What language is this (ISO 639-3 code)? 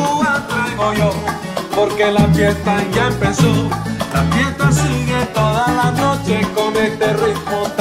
fra